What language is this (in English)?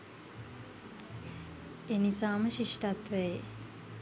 Sinhala